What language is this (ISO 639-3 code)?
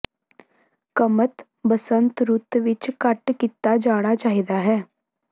pan